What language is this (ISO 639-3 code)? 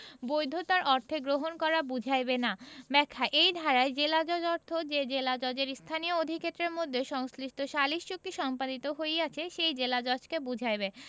ben